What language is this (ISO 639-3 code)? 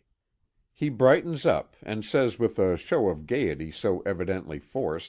eng